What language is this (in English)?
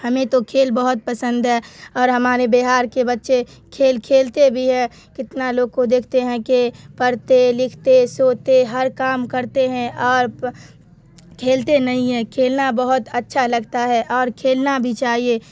Urdu